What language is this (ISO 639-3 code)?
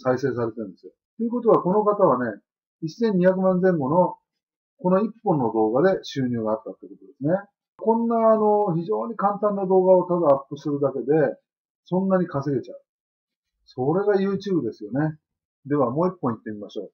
jpn